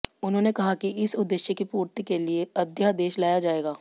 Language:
Hindi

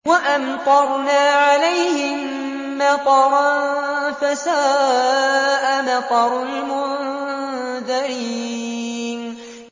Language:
Arabic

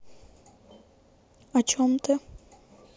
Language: Russian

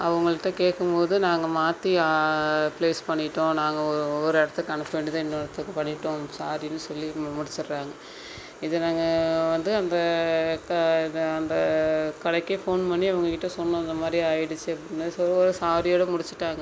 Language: Tamil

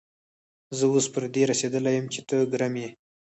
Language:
Pashto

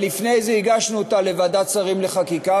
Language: Hebrew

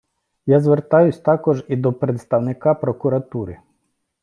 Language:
Ukrainian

